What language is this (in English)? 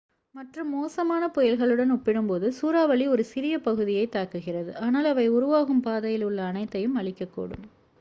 Tamil